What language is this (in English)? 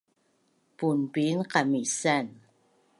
Bunun